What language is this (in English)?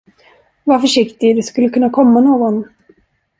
Swedish